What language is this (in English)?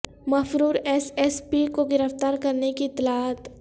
Urdu